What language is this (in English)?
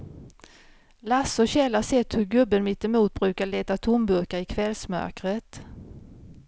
Swedish